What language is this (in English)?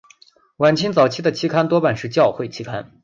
Chinese